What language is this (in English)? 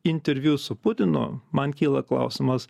Lithuanian